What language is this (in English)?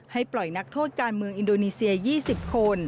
Thai